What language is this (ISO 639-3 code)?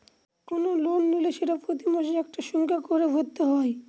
ben